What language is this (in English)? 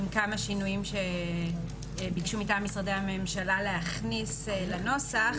Hebrew